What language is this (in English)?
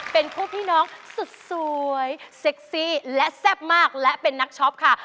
Thai